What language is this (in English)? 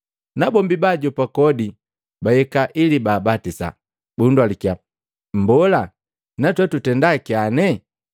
Matengo